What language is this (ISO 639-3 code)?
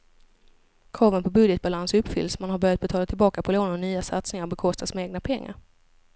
swe